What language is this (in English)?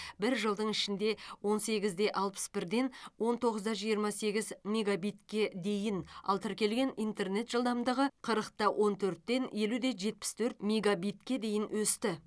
Kazakh